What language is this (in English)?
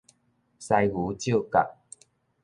Min Nan Chinese